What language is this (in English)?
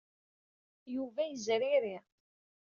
Kabyle